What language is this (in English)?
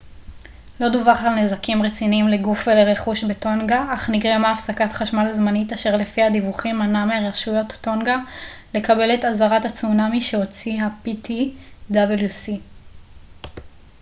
Hebrew